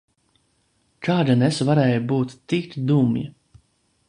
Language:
Latvian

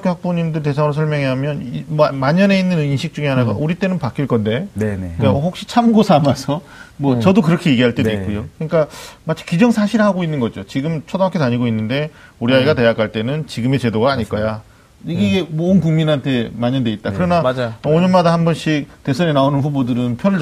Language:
Korean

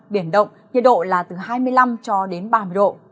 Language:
Vietnamese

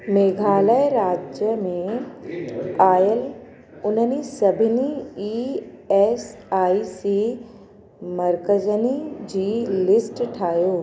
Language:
Sindhi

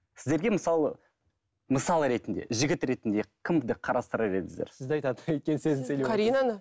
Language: Kazakh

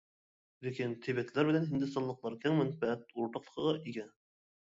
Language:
Uyghur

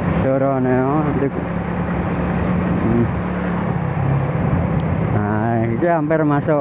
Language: Indonesian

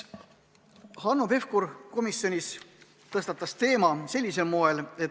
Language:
Estonian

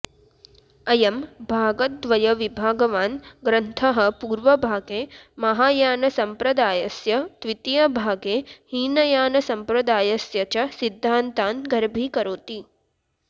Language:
Sanskrit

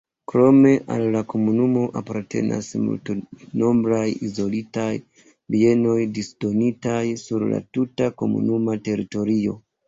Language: Esperanto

